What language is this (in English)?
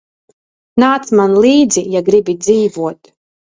Latvian